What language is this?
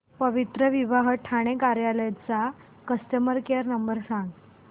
Marathi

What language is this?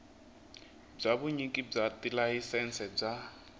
Tsonga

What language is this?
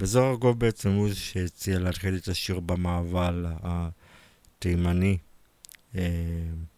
Hebrew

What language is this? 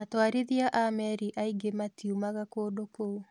Kikuyu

